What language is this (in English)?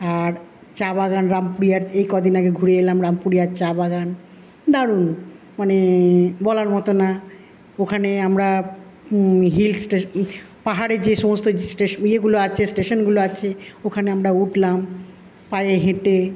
Bangla